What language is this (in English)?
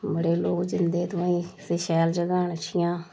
Dogri